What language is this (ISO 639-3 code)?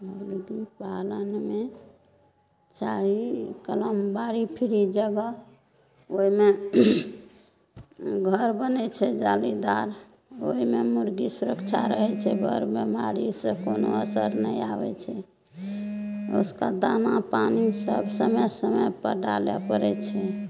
mai